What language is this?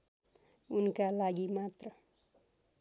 Nepali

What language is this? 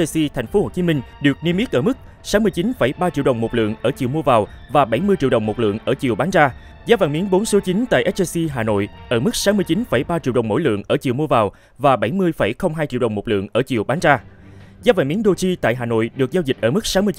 Vietnamese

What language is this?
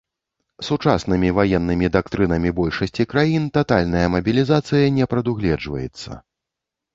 Belarusian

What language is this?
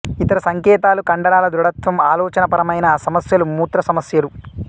Telugu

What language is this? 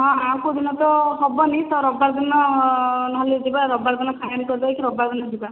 Odia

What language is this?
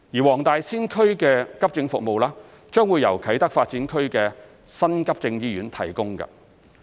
Cantonese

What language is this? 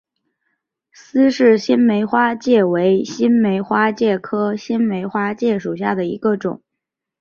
Chinese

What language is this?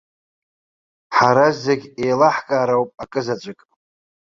Abkhazian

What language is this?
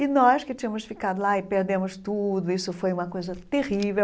Portuguese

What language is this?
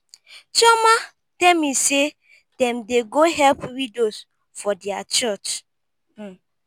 Nigerian Pidgin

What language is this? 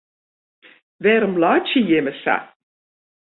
Western Frisian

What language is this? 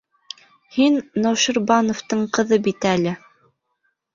Bashkir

